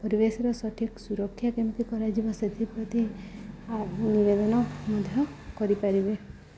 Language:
Odia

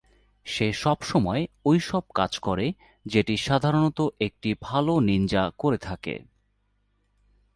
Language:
Bangla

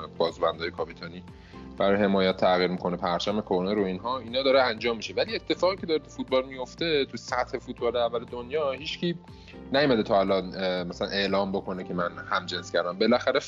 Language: Persian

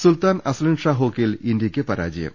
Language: Malayalam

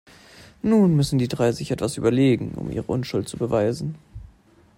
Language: German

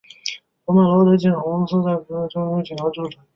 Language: Chinese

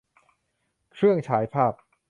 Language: Thai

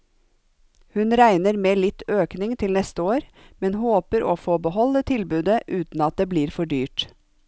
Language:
Norwegian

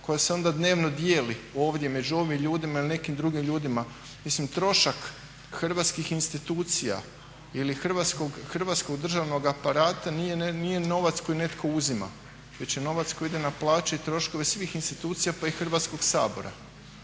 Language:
Croatian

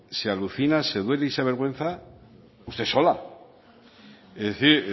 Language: Spanish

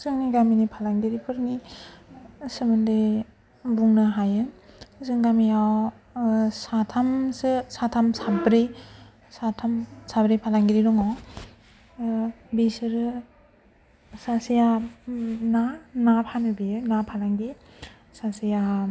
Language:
Bodo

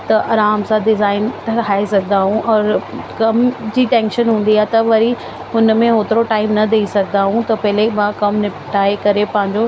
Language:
Sindhi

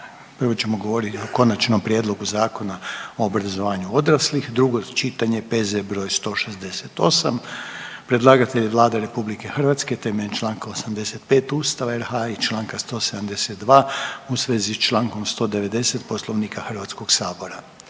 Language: Croatian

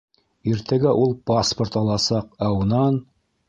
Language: Bashkir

